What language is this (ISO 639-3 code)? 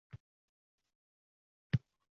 uzb